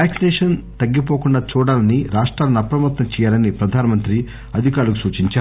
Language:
Telugu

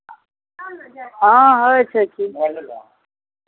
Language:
Maithili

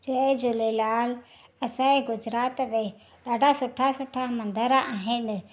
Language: Sindhi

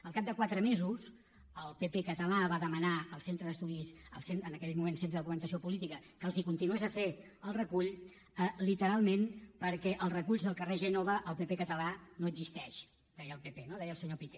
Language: Catalan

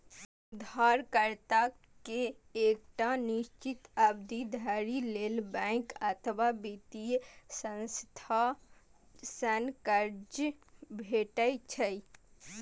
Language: Maithili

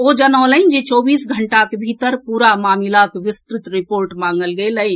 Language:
Maithili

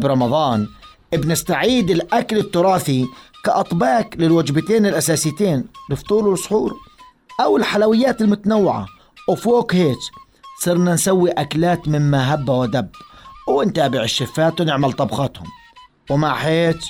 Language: Arabic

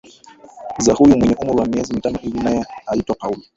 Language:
Swahili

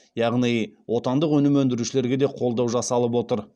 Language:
Kazakh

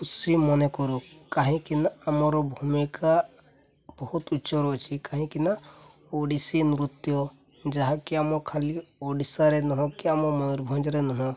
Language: Odia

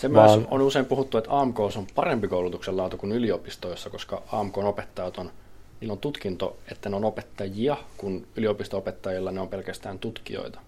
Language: Finnish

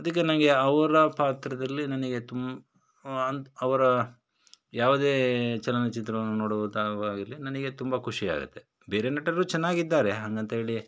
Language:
Kannada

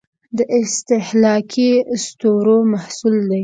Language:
Pashto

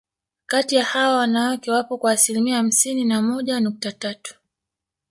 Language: Swahili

